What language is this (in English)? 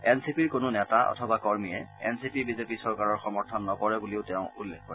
Assamese